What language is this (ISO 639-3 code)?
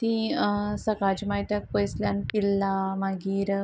kok